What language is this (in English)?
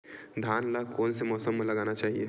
Chhattisgarhi